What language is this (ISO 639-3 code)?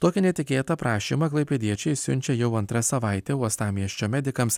lit